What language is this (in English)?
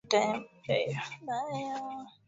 Swahili